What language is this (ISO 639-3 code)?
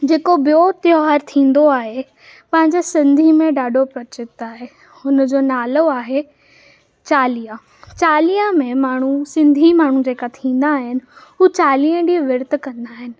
snd